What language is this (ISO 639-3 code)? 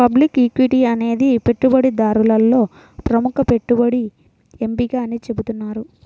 tel